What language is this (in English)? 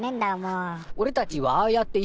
Japanese